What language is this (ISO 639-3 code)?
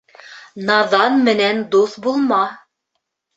bak